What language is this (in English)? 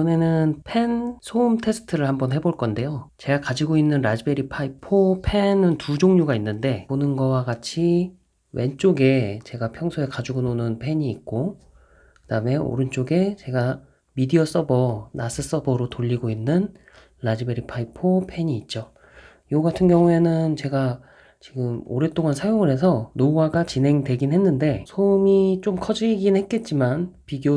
Korean